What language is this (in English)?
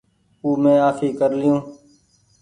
Goaria